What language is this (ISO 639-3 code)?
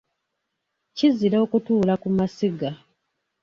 lug